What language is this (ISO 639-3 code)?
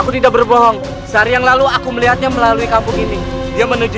ind